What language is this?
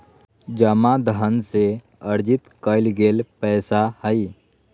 Magahi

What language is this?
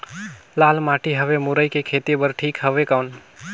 Chhattisgarhi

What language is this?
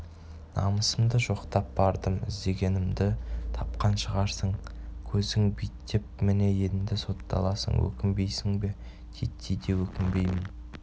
Kazakh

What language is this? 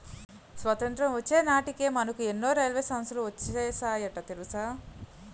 Telugu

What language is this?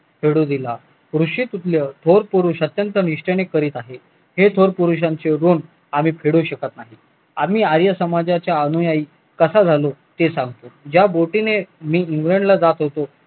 Marathi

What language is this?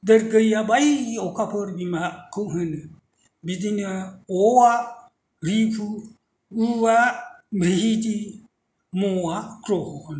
Bodo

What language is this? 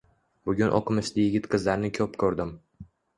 Uzbek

